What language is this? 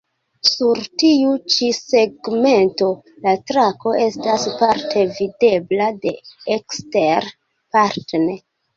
Esperanto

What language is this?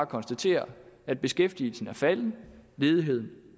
Danish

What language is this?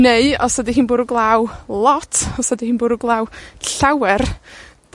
Welsh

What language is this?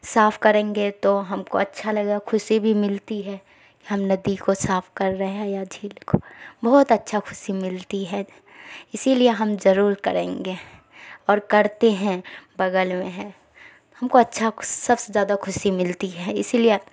Urdu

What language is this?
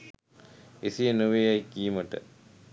Sinhala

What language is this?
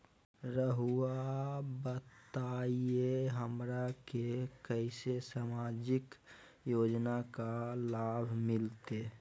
Magahi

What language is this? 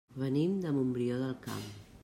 Catalan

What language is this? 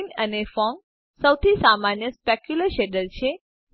Gujarati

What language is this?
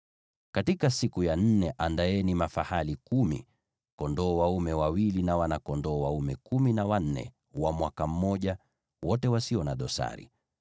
Swahili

